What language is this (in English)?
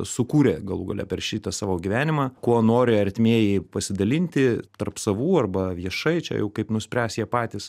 Lithuanian